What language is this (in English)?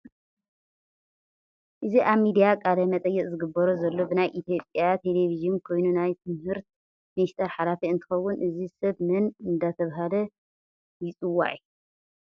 Tigrinya